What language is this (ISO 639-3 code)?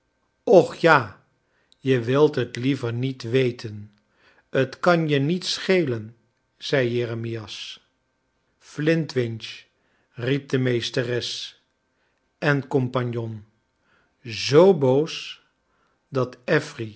nld